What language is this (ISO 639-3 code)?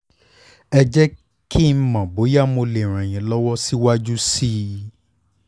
yor